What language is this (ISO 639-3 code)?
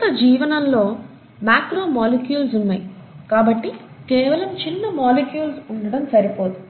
tel